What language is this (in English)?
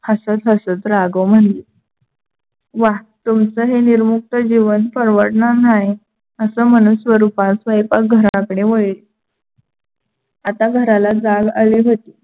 Marathi